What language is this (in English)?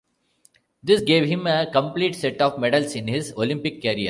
English